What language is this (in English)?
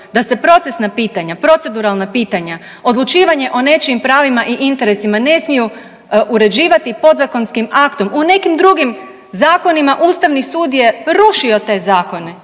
Croatian